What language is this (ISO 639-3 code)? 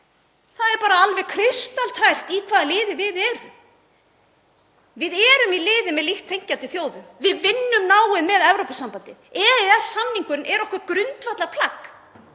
isl